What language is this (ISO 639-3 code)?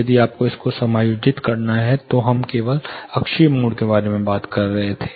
hin